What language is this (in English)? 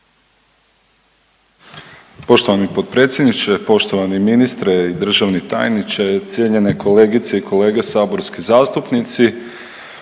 Croatian